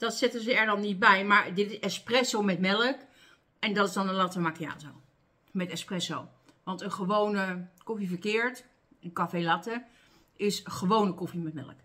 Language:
Dutch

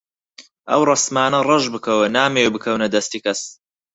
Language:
Central Kurdish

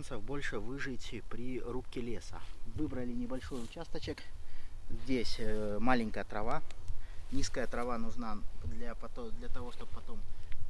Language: Russian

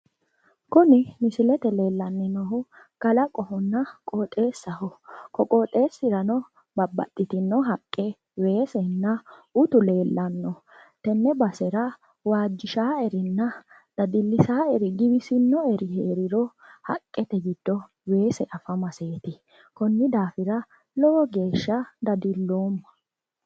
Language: Sidamo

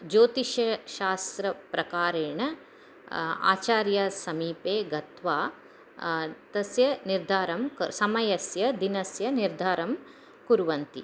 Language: Sanskrit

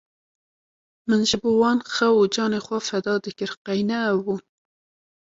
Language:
Kurdish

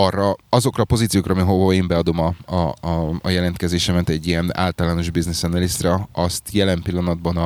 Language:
Hungarian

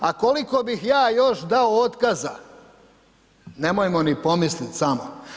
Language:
Croatian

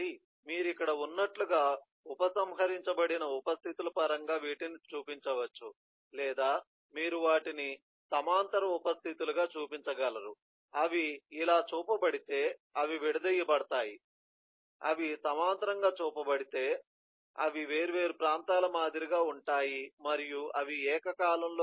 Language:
Telugu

